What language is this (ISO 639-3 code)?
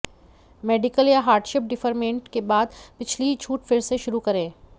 hin